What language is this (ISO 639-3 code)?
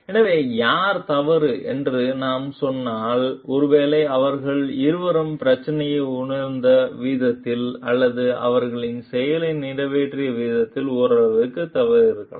tam